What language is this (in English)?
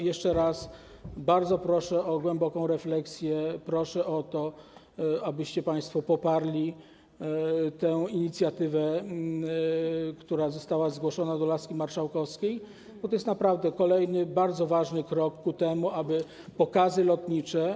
Polish